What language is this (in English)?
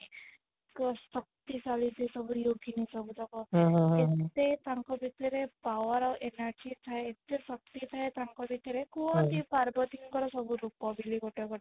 Odia